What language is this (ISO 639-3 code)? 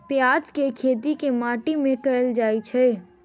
mai